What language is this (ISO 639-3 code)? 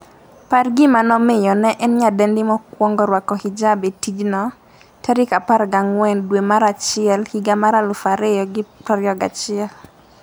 luo